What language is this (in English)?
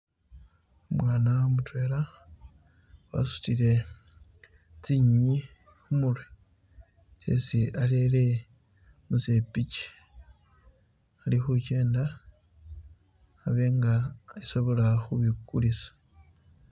Masaaba